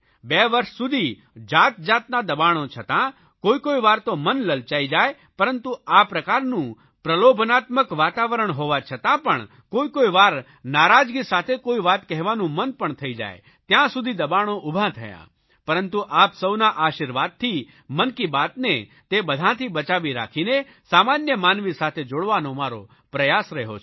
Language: Gujarati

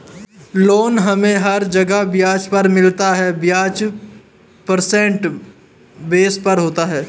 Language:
Hindi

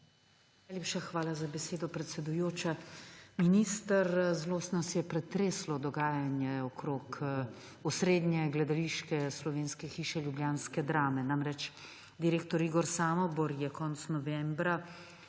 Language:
Slovenian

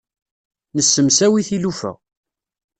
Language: Kabyle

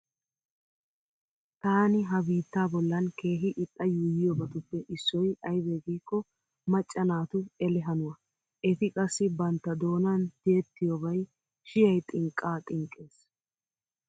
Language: Wolaytta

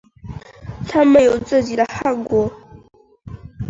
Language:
Chinese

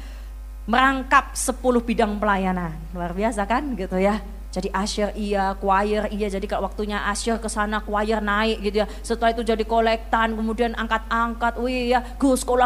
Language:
Indonesian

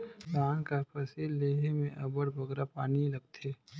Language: Chhattisgarhi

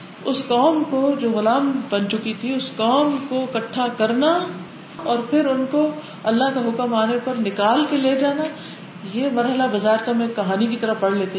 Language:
Urdu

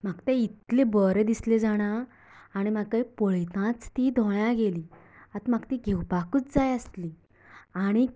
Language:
Konkani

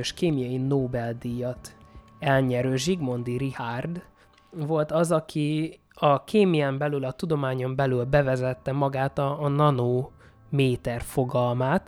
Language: Hungarian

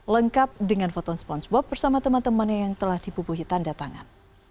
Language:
Indonesian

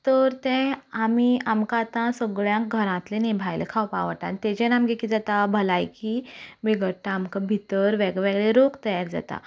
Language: Konkani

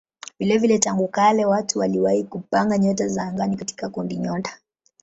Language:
Swahili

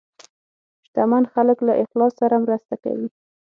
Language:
Pashto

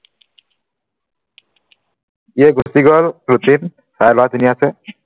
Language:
Assamese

